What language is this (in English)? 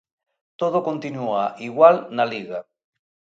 Galician